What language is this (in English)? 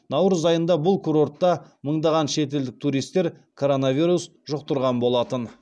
Kazakh